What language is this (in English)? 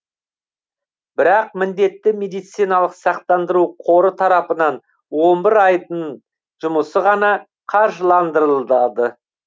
Kazakh